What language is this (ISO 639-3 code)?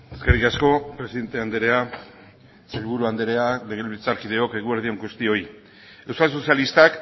eus